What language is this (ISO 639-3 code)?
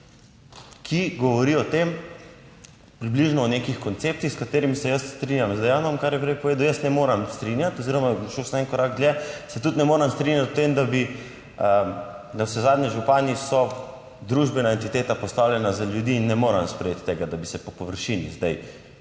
slv